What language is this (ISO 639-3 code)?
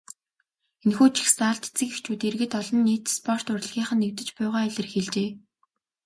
mon